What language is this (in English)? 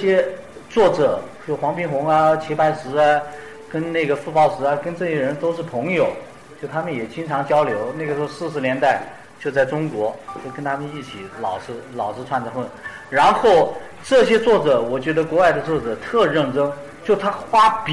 Chinese